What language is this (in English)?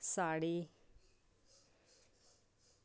Dogri